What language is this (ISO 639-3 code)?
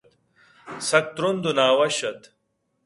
bgp